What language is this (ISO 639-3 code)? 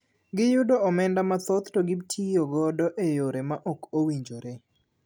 luo